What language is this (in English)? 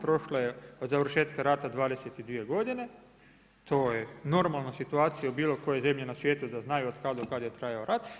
Croatian